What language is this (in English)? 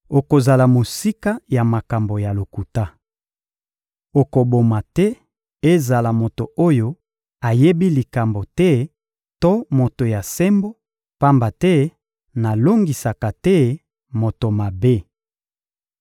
Lingala